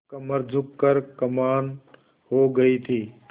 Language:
Hindi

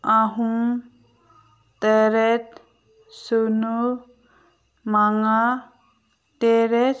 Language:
Manipuri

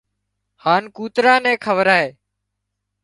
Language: Wadiyara Koli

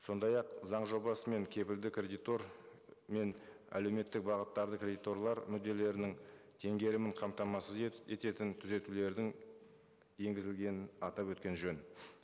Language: Kazakh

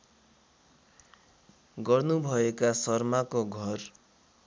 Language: Nepali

